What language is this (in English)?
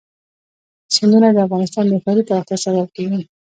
Pashto